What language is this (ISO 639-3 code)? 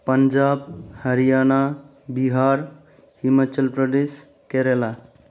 brx